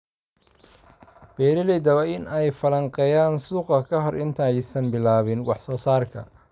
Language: Somali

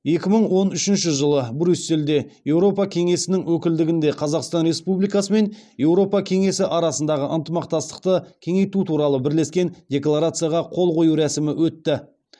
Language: Kazakh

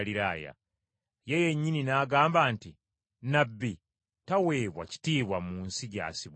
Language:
Ganda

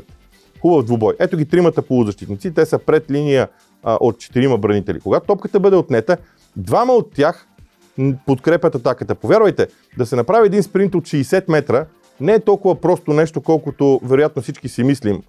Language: Bulgarian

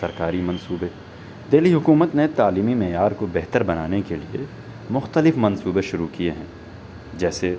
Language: Urdu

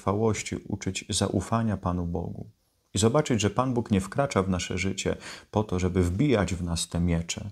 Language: Polish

